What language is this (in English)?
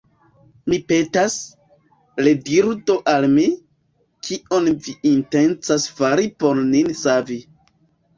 Esperanto